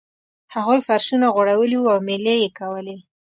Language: Pashto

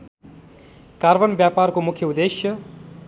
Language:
Nepali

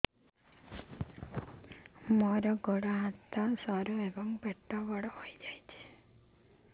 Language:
Odia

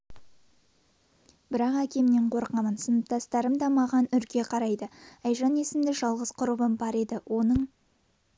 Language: Kazakh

